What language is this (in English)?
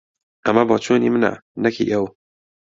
Central Kurdish